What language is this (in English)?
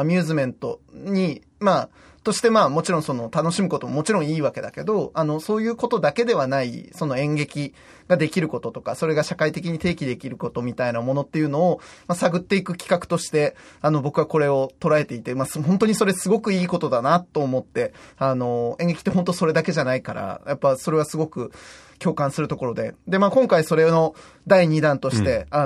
Japanese